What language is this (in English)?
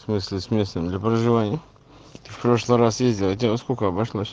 Russian